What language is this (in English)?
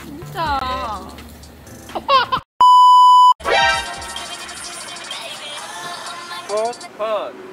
Korean